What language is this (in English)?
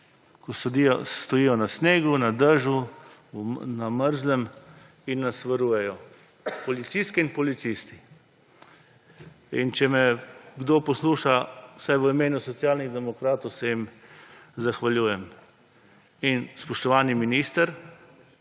Slovenian